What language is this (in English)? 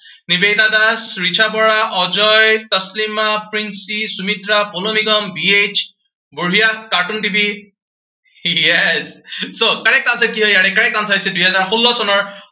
Assamese